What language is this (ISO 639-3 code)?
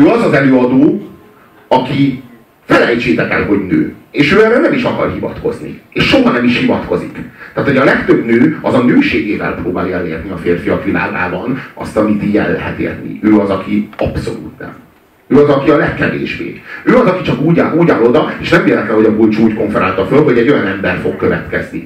hun